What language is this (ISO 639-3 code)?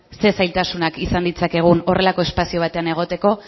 eus